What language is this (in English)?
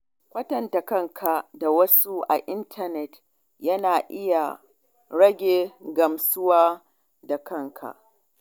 Hausa